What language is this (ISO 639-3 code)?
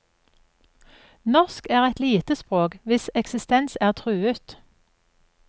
nor